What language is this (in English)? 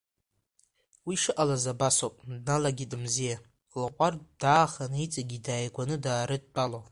Abkhazian